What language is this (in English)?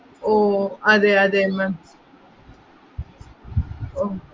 Malayalam